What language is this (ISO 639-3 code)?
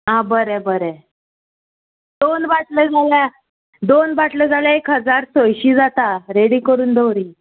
kok